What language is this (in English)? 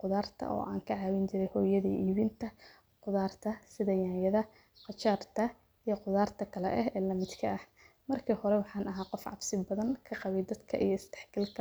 Somali